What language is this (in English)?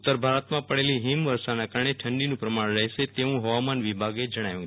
Gujarati